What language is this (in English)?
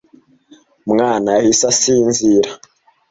Kinyarwanda